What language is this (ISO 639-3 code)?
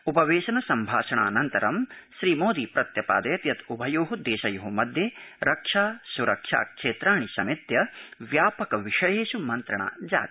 san